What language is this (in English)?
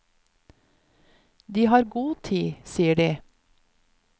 Norwegian